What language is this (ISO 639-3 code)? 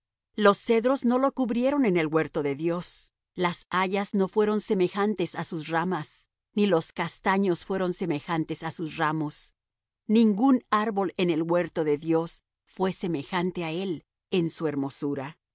spa